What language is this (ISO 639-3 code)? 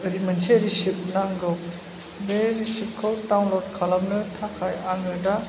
brx